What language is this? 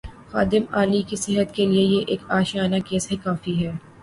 Urdu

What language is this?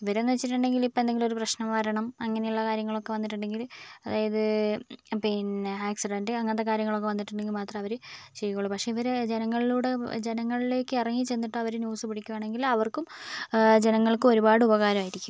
Malayalam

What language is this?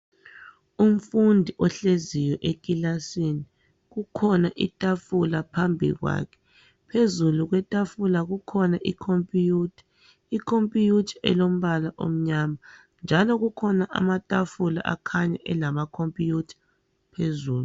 North Ndebele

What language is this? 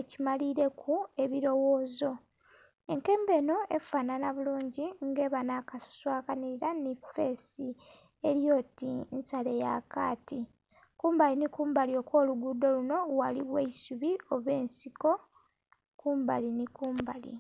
Soga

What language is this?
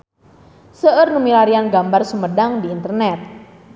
Sundanese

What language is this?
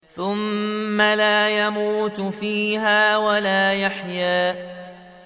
Arabic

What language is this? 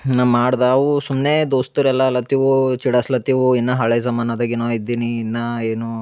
Kannada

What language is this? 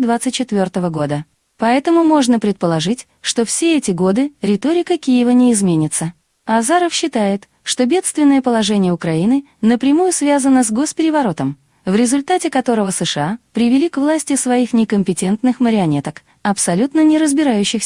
Russian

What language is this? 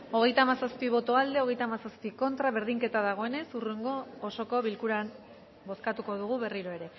Basque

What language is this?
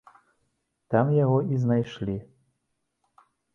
Belarusian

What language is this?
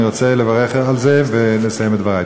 Hebrew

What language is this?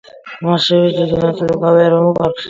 Georgian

